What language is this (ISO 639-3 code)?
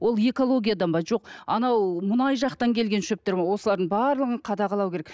kaz